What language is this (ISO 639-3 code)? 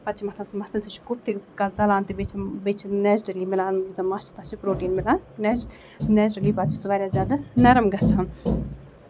kas